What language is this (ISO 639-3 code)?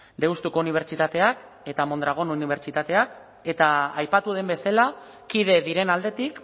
eus